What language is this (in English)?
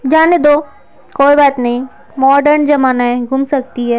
Hindi